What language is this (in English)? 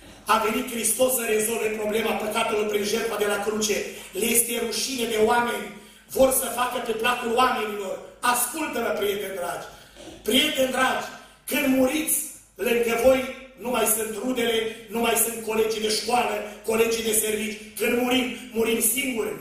Romanian